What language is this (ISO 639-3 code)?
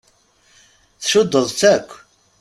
kab